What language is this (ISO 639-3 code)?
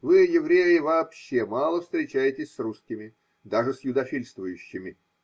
rus